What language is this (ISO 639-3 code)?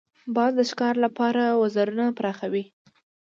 pus